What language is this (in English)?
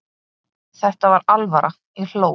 Icelandic